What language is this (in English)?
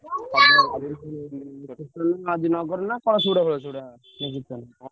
Odia